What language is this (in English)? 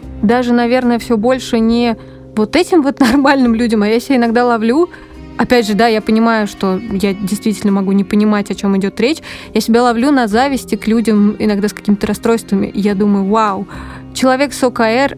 Russian